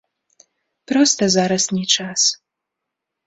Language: Belarusian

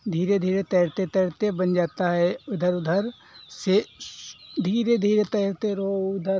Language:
Hindi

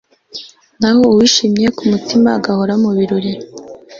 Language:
Kinyarwanda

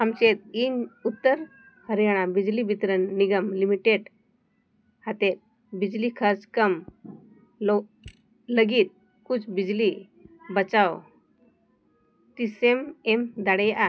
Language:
Santali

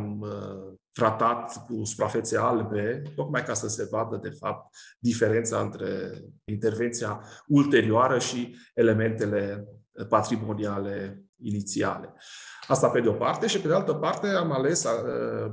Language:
Romanian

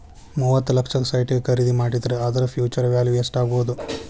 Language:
Kannada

